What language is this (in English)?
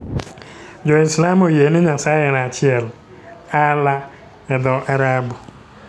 Luo (Kenya and Tanzania)